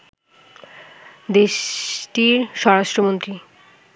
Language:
Bangla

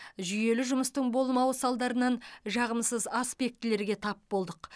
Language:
Kazakh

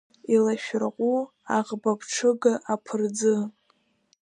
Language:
Abkhazian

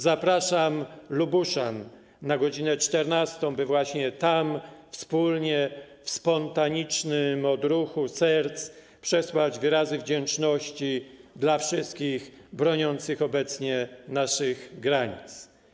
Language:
Polish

